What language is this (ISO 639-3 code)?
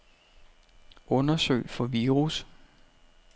dan